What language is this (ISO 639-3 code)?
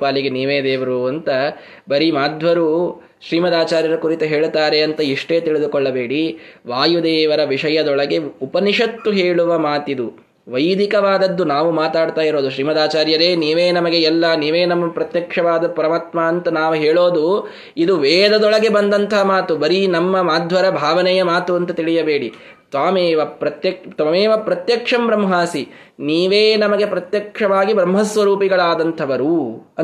kan